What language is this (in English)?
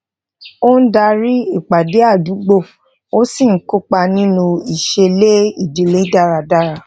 Yoruba